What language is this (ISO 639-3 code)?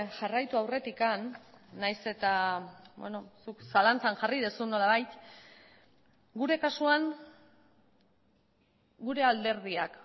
eus